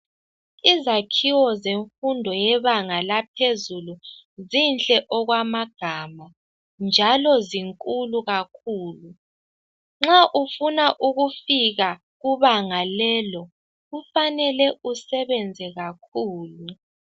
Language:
North Ndebele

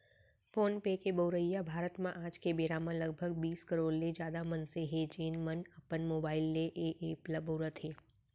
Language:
Chhattisgarhi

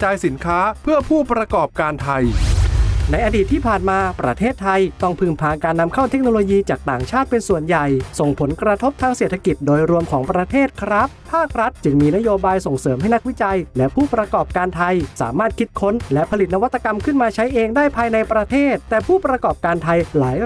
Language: Thai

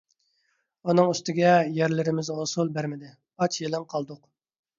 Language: Uyghur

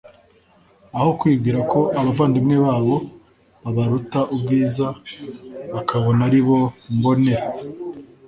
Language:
Kinyarwanda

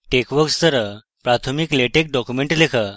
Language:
Bangla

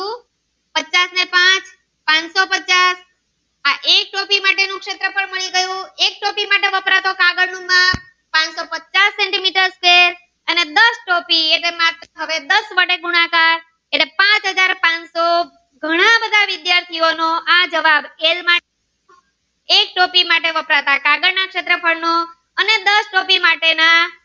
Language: Gujarati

